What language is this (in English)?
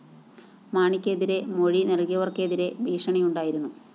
Malayalam